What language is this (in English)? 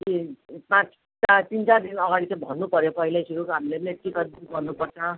Nepali